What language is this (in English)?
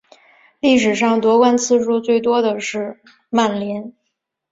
Chinese